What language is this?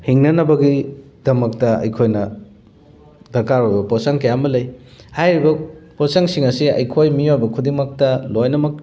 Manipuri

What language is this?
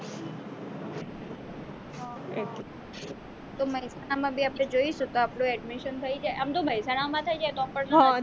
Gujarati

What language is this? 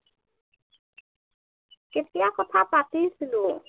Assamese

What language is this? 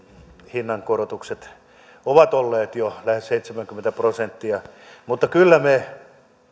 Finnish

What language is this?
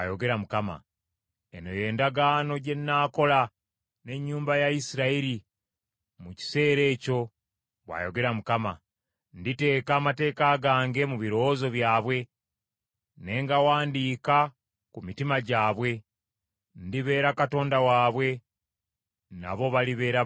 Ganda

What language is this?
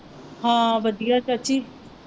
Punjabi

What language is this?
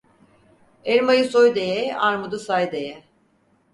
Turkish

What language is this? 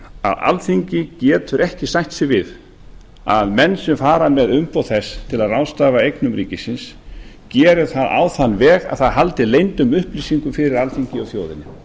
Icelandic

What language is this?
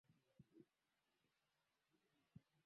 Swahili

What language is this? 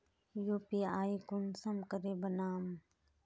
Magahi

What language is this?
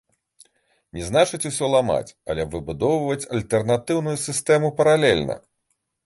Belarusian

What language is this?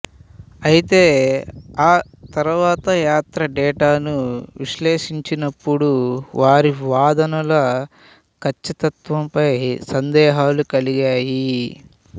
Telugu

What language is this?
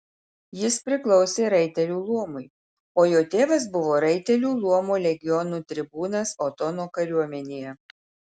Lithuanian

